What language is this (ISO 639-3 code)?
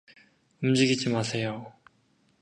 kor